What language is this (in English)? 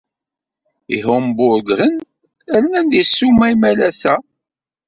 Kabyle